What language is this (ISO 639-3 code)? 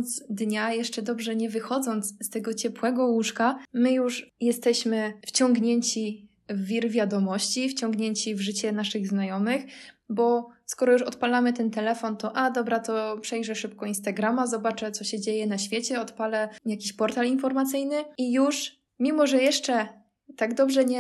pol